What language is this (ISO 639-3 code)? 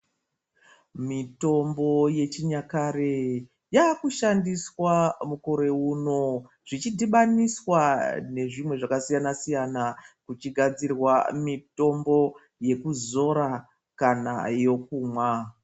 ndc